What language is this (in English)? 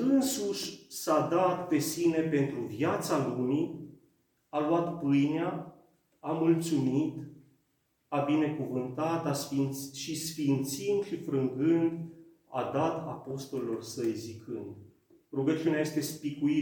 Romanian